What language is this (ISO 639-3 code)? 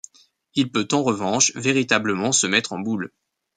fra